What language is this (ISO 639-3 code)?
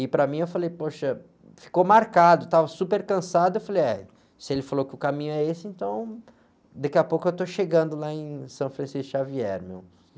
por